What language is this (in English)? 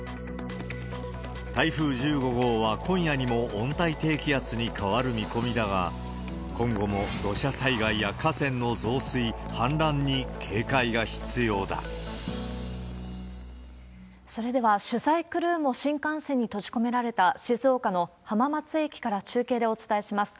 Japanese